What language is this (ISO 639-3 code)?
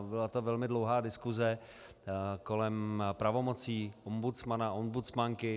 ces